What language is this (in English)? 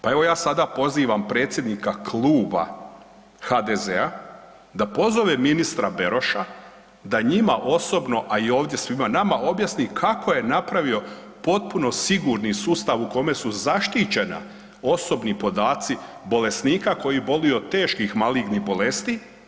Croatian